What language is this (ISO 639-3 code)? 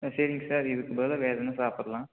tam